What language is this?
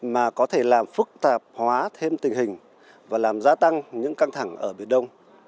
Vietnamese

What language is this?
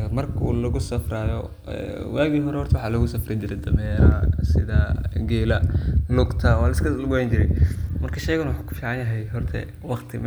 Somali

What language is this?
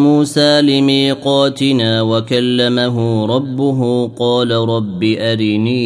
Arabic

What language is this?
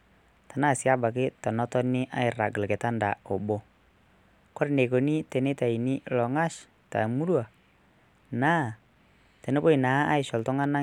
Masai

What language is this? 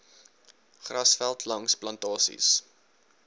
Afrikaans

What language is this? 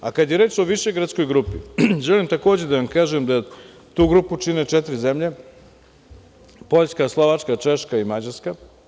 Serbian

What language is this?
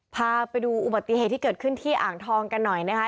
Thai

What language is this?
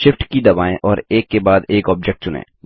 Hindi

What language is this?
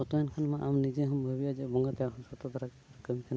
Santali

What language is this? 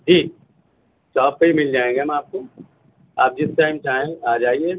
Urdu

